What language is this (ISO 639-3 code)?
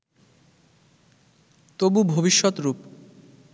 ben